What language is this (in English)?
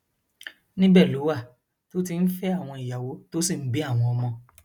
Yoruba